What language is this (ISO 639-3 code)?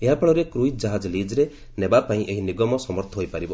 ori